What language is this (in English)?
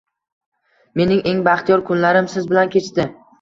Uzbek